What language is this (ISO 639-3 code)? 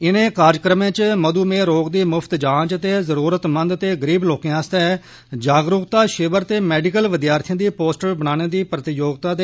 doi